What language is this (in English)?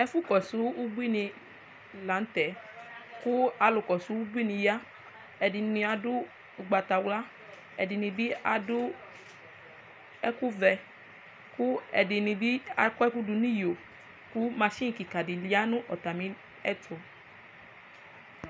Ikposo